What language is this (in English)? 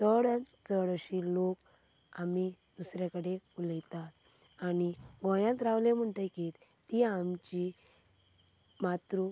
Konkani